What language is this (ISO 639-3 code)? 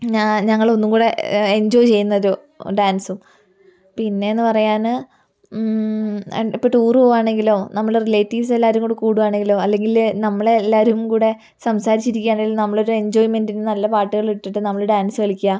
mal